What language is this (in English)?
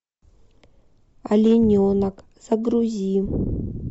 Russian